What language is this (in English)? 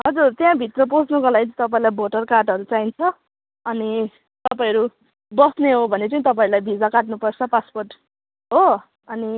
Nepali